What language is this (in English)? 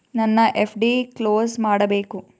Kannada